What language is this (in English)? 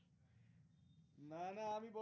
Bangla